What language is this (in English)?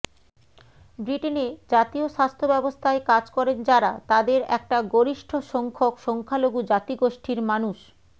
Bangla